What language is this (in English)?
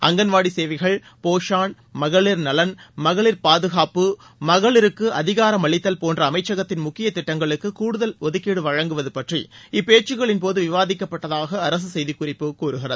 Tamil